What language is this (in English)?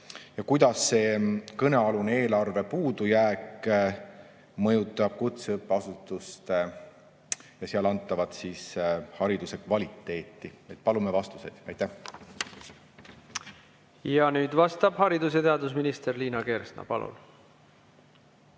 Estonian